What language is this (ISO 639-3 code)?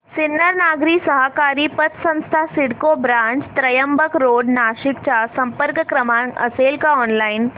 mar